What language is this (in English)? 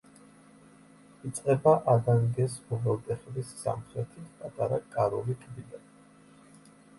Georgian